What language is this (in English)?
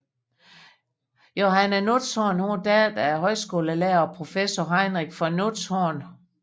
Danish